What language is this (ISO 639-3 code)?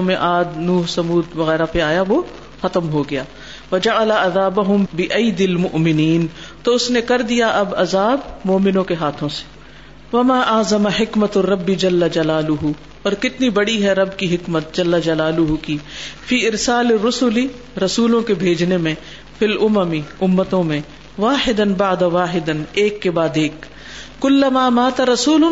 urd